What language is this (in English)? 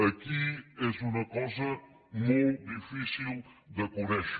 Catalan